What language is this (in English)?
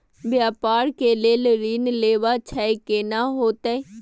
Maithili